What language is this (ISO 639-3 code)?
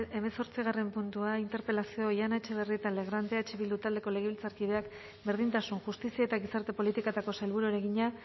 eus